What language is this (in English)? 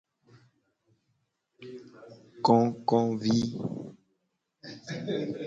Gen